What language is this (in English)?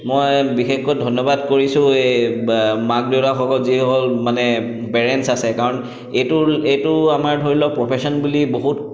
Assamese